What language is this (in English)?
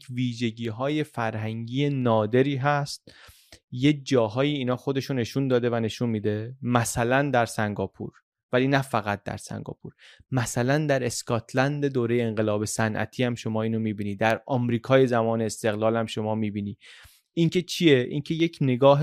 Persian